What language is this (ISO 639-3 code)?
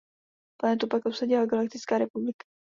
ces